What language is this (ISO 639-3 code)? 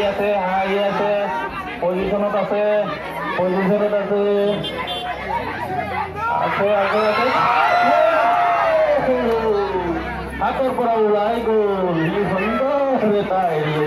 ara